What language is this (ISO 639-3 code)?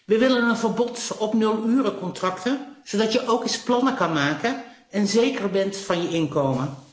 nld